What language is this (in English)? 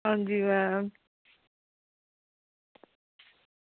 Dogri